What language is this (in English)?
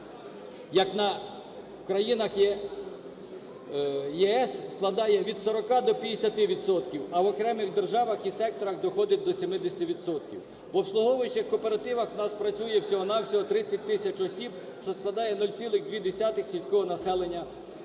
Ukrainian